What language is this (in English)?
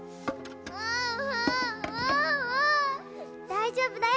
Japanese